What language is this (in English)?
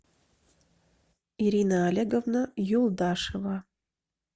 Russian